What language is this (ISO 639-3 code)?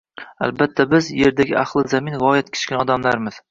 uzb